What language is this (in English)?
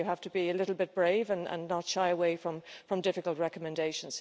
English